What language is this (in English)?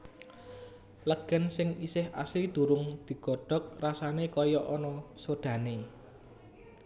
Javanese